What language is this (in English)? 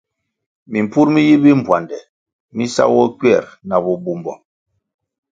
Kwasio